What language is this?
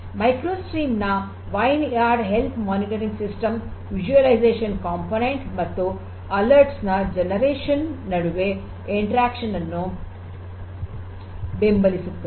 Kannada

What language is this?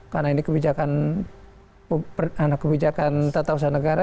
Indonesian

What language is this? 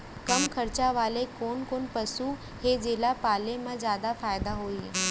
Chhattisgarhi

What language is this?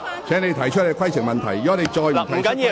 Cantonese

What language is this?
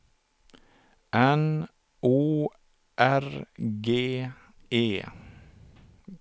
Swedish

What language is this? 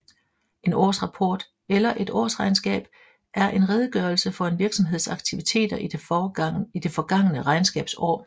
Danish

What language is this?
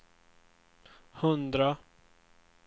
Swedish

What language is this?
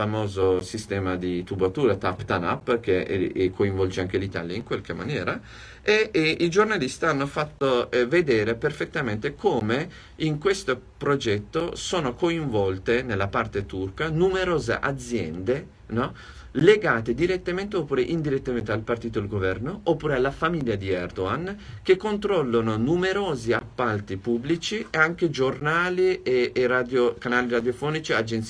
Italian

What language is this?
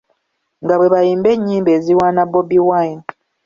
Ganda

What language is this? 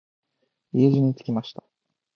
Japanese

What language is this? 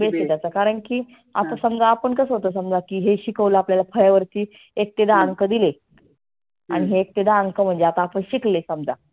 Marathi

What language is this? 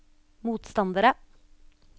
Norwegian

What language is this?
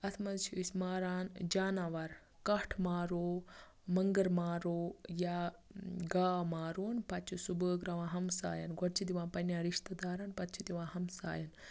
Kashmiri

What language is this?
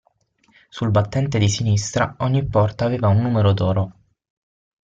Italian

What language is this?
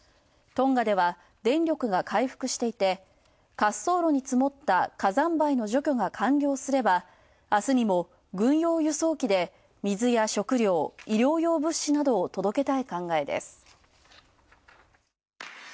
Japanese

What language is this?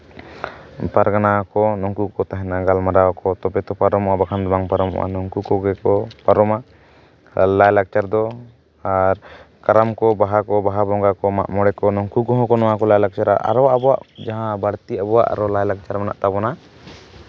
Santali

